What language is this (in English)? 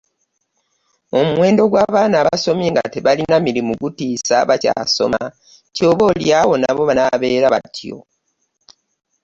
Ganda